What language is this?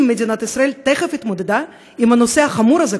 Hebrew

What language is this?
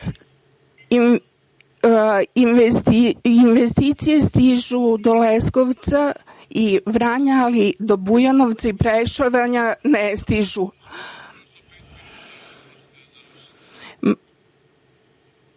Serbian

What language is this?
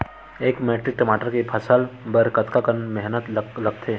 Chhattisgarhi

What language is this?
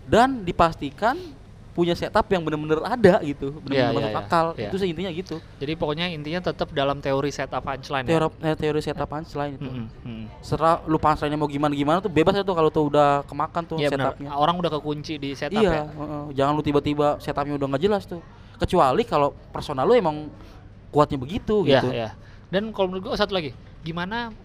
Indonesian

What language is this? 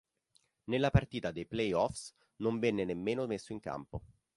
Italian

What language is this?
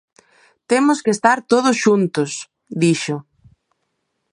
Galician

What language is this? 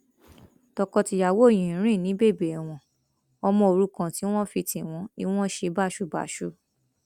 Yoruba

